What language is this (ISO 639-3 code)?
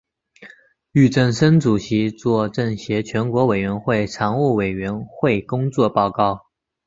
zho